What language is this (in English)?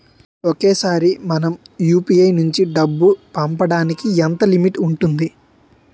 Telugu